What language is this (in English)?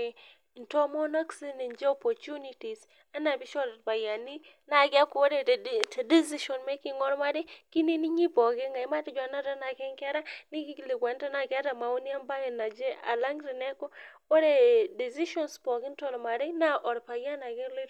Masai